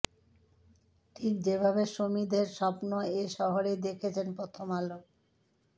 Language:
Bangla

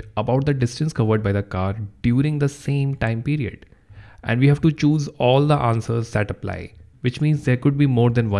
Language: English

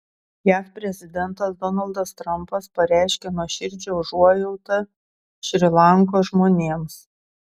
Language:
Lithuanian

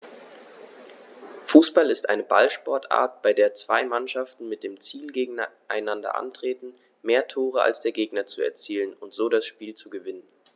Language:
German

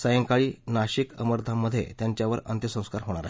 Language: Marathi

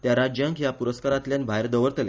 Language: Konkani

